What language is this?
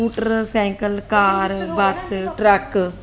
Punjabi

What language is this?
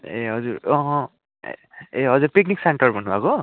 Nepali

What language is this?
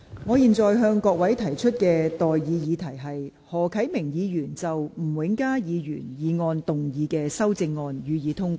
Cantonese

